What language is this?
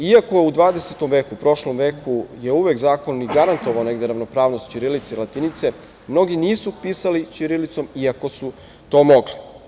Serbian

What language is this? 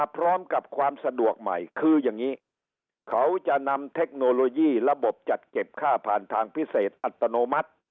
Thai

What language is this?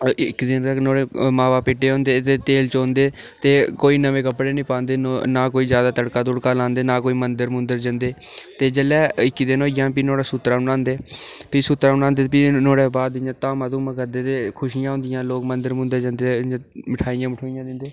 Dogri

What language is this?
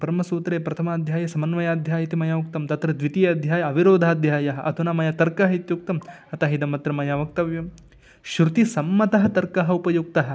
Sanskrit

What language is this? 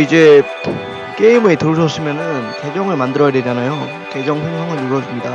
Korean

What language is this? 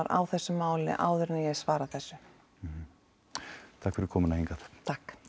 Icelandic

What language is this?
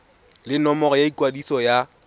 Tswana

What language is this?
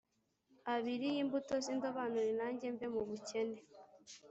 Kinyarwanda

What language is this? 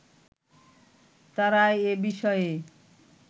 Bangla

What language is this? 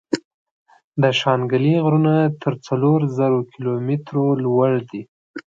Pashto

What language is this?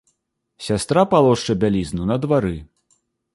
Belarusian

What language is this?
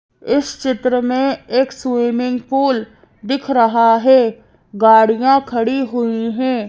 Hindi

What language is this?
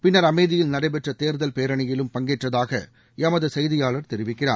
Tamil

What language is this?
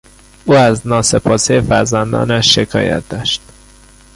Persian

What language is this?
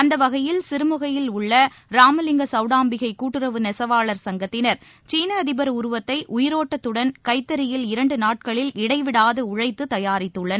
Tamil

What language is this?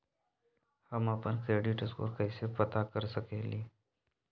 Magahi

